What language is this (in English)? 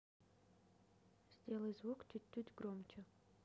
Russian